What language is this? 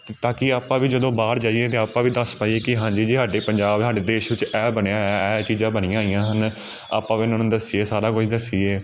Punjabi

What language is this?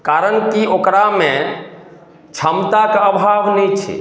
Maithili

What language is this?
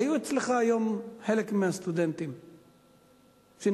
Hebrew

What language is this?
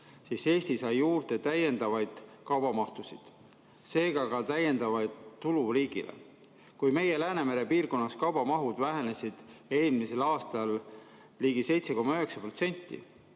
Estonian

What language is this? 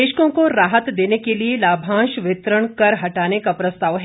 Hindi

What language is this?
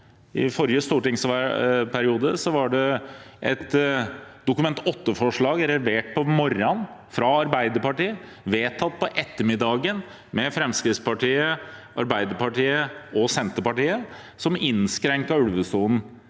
Norwegian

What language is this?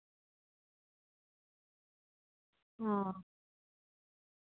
Santali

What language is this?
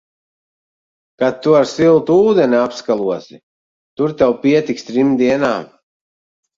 Latvian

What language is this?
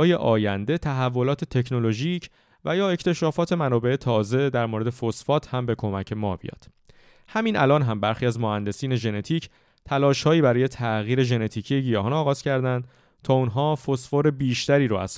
Persian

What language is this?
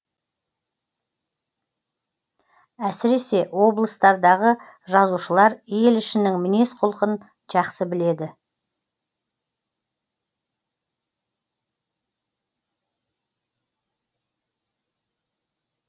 Kazakh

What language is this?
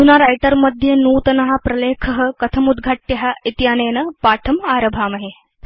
Sanskrit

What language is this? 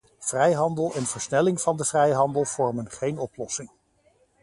Dutch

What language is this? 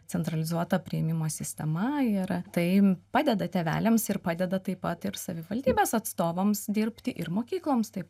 Lithuanian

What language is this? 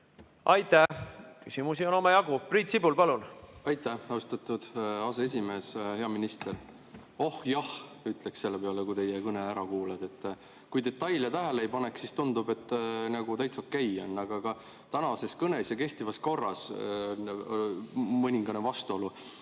Estonian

